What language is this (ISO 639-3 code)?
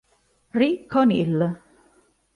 ita